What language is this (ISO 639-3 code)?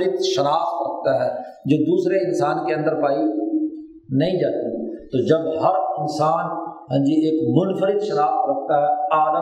urd